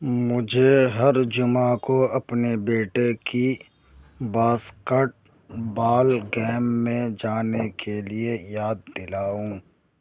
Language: Urdu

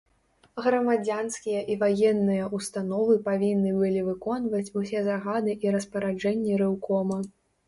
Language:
Belarusian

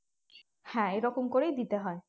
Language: Bangla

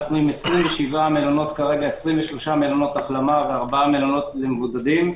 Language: Hebrew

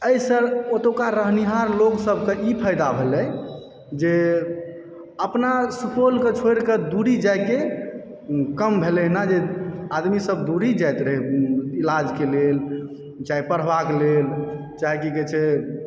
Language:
Maithili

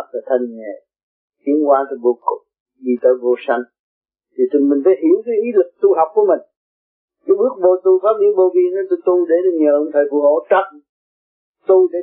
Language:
Vietnamese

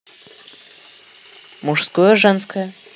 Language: Russian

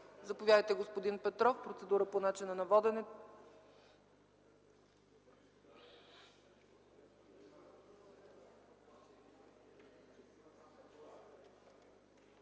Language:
Bulgarian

